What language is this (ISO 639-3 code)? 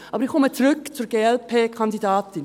gsw